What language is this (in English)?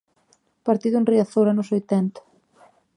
Galician